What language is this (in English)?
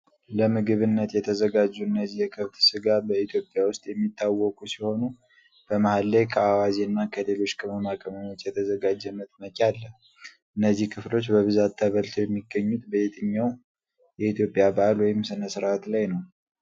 Amharic